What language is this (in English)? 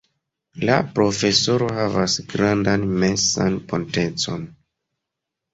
Esperanto